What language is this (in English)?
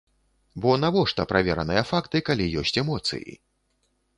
Belarusian